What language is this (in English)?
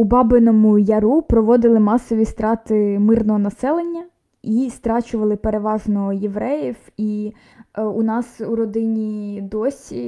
Ukrainian